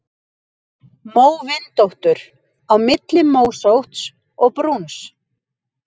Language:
Icelandic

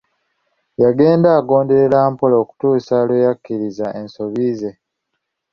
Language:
Ganda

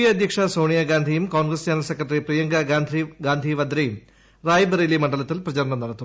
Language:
Malayalam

